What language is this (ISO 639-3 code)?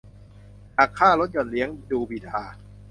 tha